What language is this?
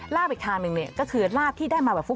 Thai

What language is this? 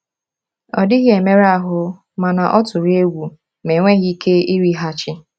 Igbo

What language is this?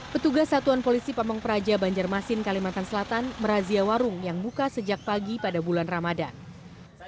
Indonesian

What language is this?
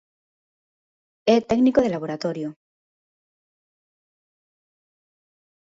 Galician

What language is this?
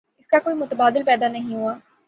Urdu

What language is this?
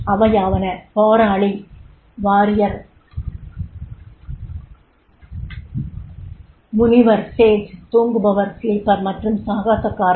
Tamil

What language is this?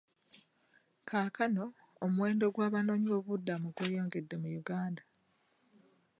Ganda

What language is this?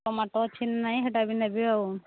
Odia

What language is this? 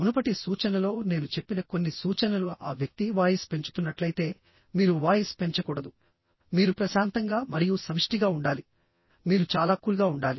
Telugu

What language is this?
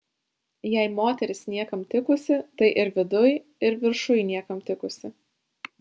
Lithuanian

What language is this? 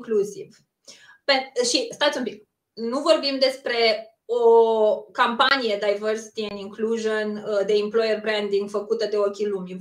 Romanian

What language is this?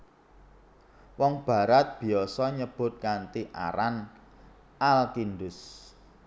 Javanese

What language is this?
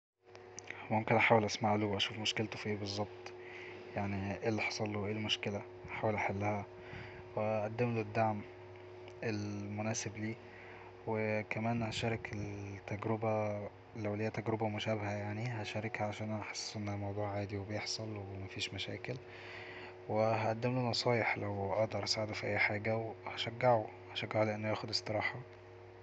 Egyptian Arabic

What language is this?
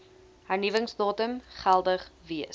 Afrikaans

